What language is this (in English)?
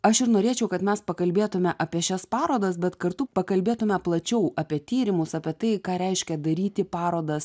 Lithuanian